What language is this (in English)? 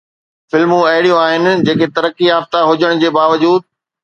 Sindhi